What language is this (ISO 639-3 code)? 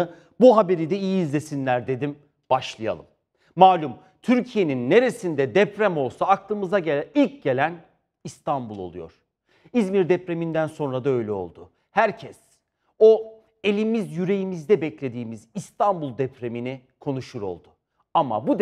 tur